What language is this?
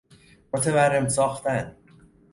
Persian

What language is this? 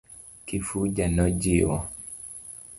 Luo (Kenya and Tanzania)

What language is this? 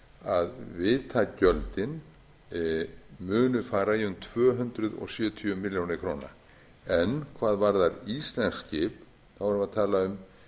Icelandic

